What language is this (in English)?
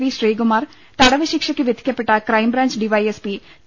Malayalam